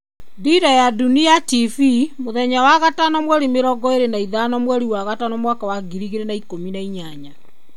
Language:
Kikuyu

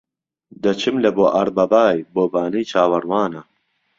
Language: Central Kurdish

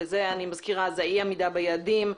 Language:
Hebrew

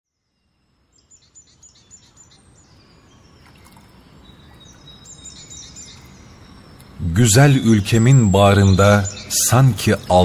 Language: Turkish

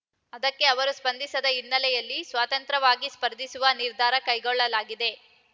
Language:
Kannada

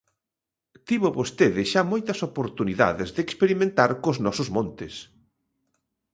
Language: Galician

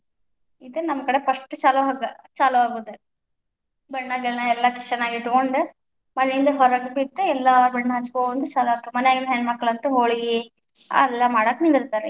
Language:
Kannada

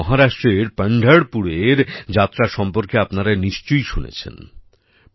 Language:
Bangla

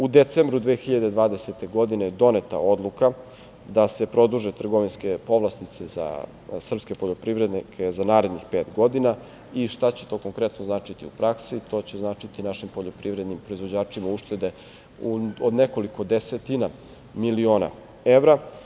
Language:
Serbian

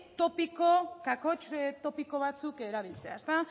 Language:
Basque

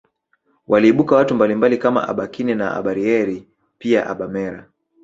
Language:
Swahili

